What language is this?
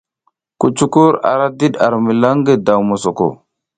South Giziga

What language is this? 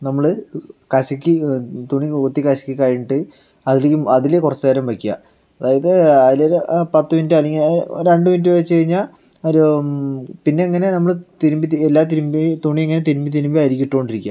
Malayalam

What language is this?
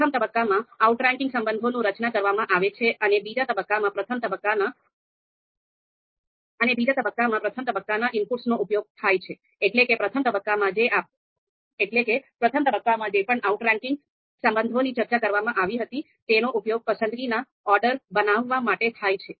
Gujarati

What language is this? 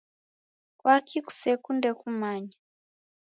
Taita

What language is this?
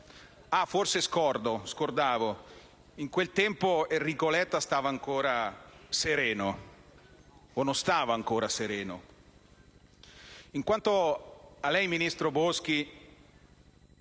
Italian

